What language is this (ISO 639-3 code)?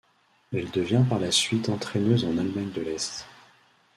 fra